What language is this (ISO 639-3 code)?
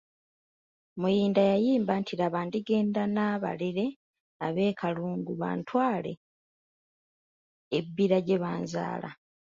lug